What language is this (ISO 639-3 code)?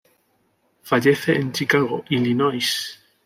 spa